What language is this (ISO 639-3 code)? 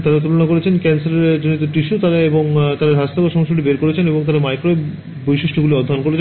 ben